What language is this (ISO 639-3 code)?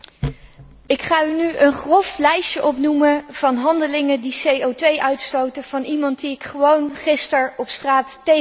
nld